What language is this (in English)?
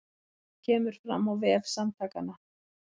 Icelandic